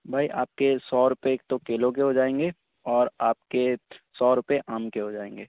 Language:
Urdu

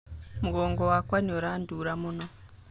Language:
Kikuyu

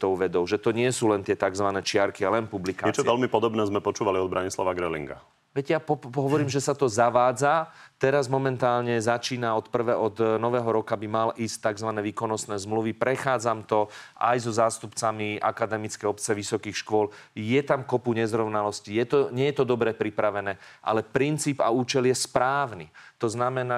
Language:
Slovak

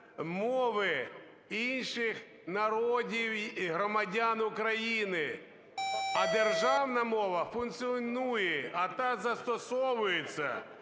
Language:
Ukrainian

